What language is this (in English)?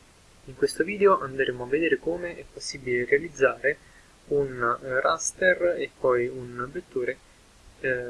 Italian